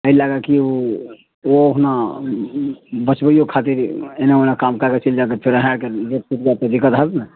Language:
Maithili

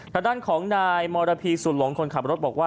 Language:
Thai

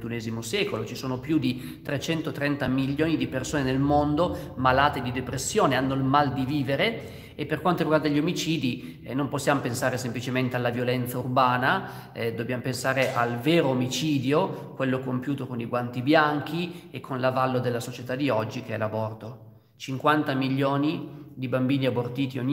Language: Italian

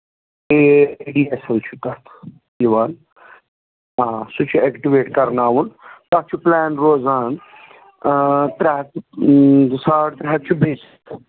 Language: Kashmiri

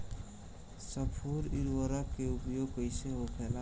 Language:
Bhojpuri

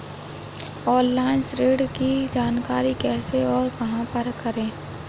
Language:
Hindi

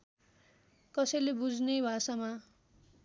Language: Nepali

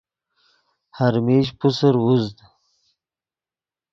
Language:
Yidgha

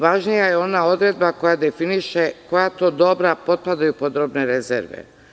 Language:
Serbian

